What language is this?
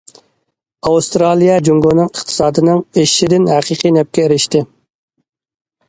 Uyghur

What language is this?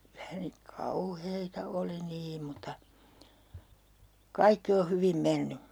Finnish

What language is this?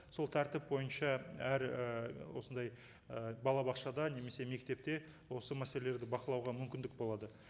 Kazakh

